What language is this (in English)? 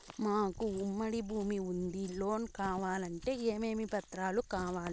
Telugu